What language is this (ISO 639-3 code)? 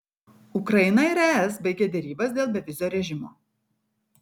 lit